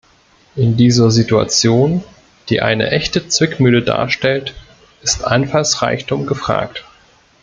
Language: German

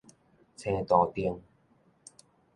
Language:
Min Nan Chinese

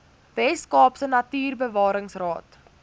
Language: Afrikaans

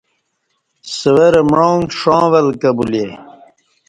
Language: Kati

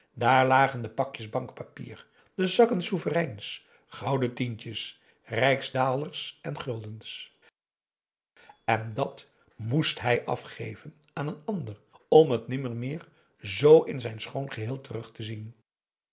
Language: Dutch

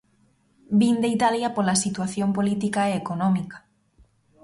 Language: Galician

